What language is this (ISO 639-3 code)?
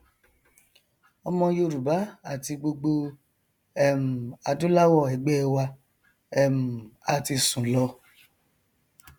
yor